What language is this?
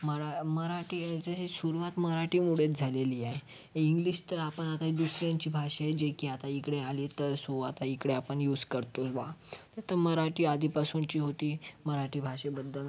Marathi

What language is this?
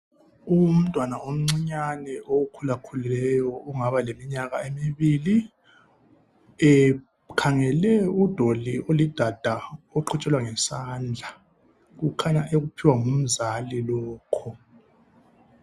North Ndebele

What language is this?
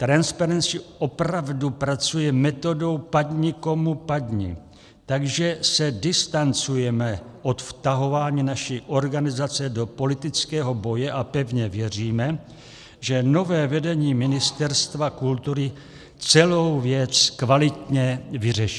Czech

